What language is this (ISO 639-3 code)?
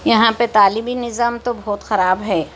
urd